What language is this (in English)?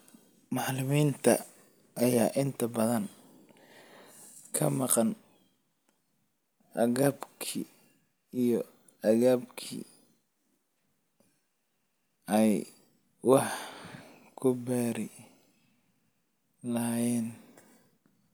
Somali